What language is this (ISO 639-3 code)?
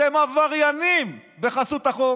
heb